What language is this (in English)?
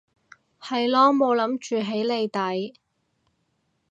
Cantonese